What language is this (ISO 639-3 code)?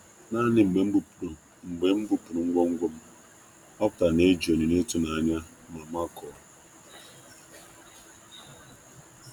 ibo